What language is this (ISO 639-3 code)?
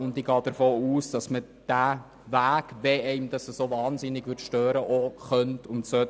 gsw